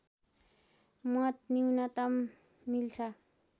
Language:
Nepali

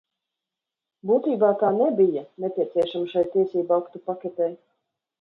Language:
Latvian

